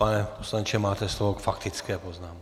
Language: Czech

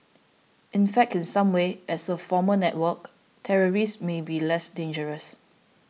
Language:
English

